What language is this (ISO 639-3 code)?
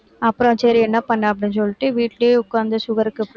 tam